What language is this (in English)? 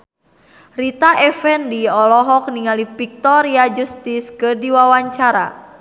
Sundanese